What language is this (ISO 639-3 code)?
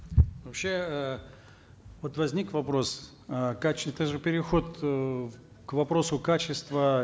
kaz